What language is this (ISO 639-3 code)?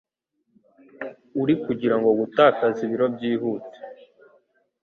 kin